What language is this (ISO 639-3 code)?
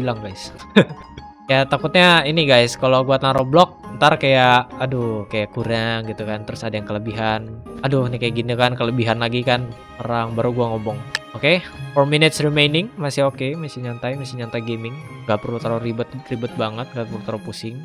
ind